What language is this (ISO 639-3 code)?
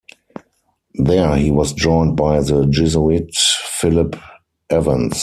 eng